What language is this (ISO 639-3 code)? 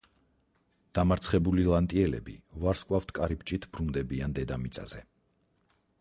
kat